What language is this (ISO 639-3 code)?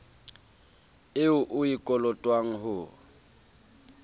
sot